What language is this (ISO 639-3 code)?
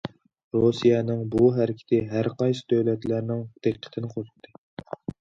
uig